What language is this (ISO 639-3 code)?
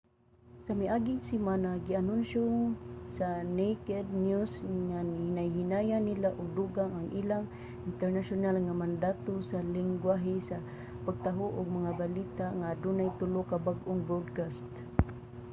ceb